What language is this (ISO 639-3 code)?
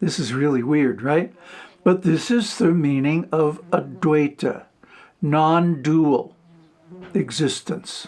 eng